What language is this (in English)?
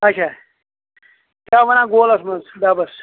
Kashmiri